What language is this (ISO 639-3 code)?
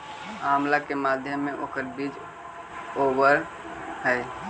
mag